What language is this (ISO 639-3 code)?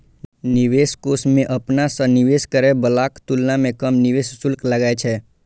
mai